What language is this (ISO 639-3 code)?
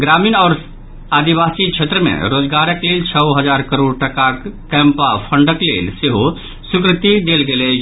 mai